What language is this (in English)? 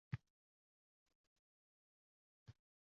Uzbek